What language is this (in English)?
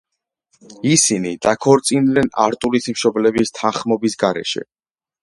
Georgian